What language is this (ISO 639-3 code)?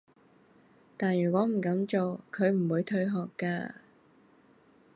yue